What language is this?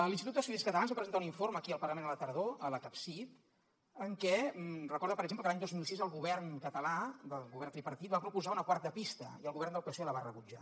Catalan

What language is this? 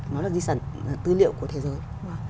Vietnamese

